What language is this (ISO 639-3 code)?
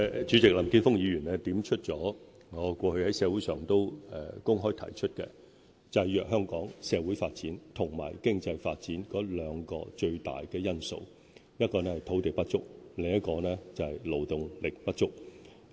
yue